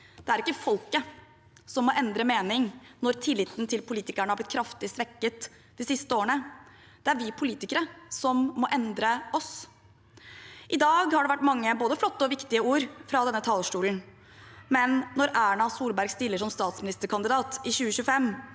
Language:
Norwegian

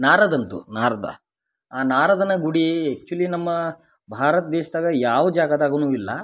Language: Kannada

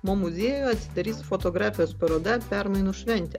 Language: Lithuanian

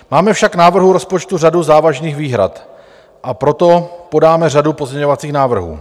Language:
Czech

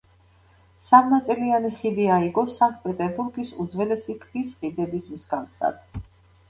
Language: Georgian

